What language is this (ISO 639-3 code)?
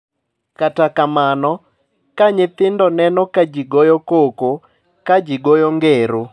luo